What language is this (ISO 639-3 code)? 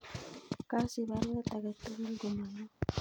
kln